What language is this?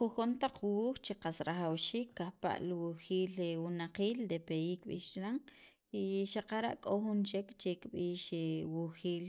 Sacapulteco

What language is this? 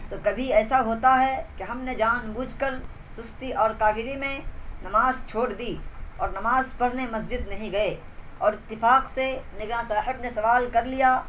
Urdu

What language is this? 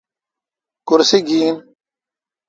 Kalkoti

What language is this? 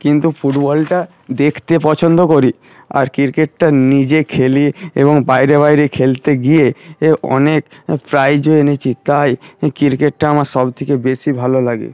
Bangla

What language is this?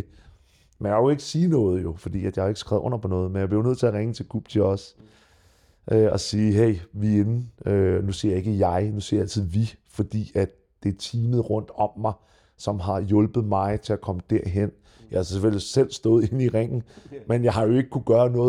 Danish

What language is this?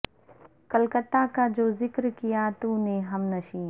Urdu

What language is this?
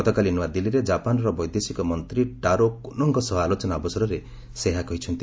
Odia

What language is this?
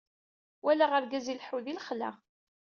Kabyle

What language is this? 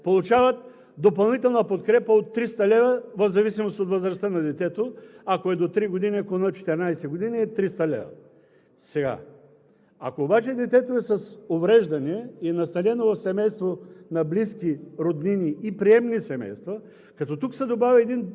Bulgarian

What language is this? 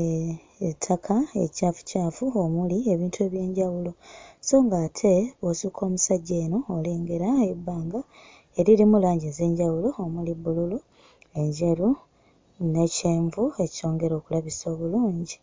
Ganda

